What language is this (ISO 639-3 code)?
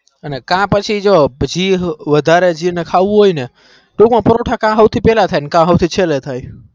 guj